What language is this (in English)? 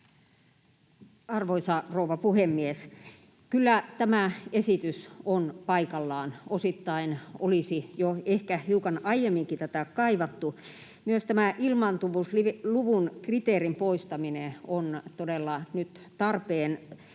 Finnish